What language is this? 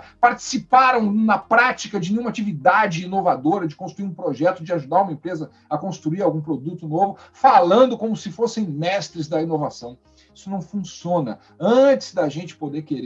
Portuguese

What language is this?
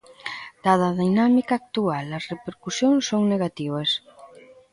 Galician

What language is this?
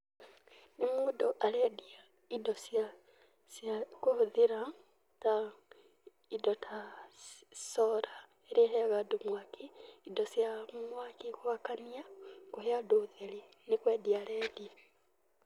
Kikuyu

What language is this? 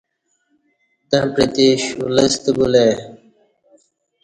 Kati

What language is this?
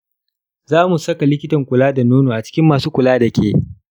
Hausa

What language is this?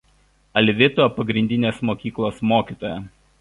Lithuanian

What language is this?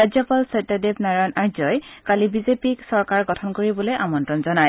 Assamese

